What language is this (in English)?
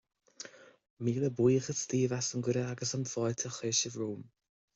Irish